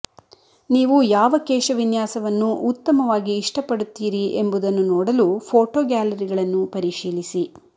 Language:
Kannada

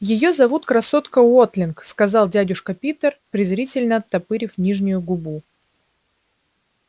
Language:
Russian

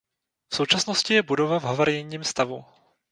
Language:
Czech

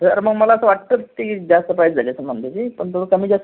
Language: Marathi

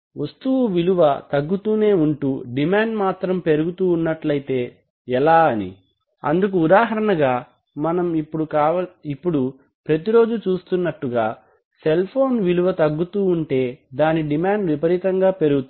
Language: Telugu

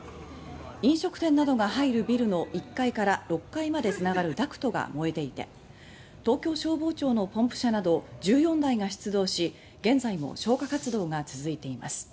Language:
Japanese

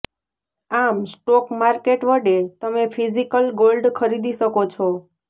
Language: Gujarati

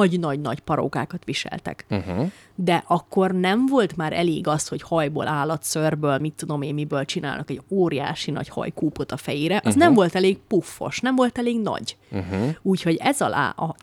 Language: Hungarian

